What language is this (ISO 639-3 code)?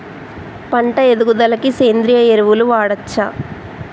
tel